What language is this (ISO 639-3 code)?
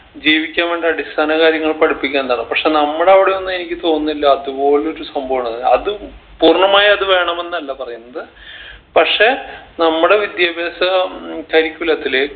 mal